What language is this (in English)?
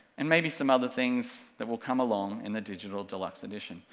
English